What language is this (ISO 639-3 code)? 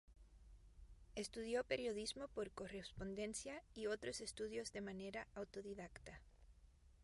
spa